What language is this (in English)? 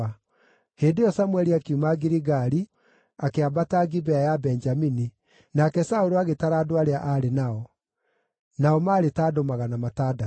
Kikuyu